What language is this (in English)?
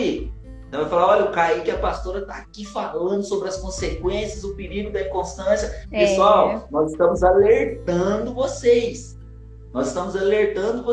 Portuguese